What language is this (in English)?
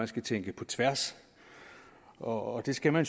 Danish